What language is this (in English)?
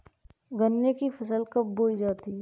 Hindi